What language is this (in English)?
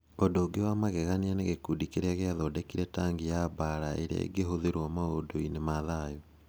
Kikuyu